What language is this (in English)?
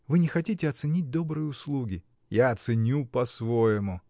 Russian